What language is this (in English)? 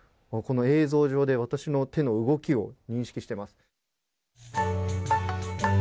Japanese